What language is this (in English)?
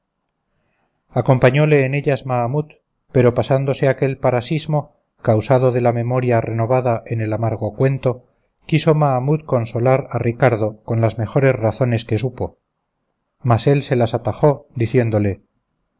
Spanish